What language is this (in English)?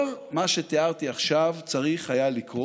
Hebrew